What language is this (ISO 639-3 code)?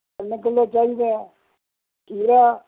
pan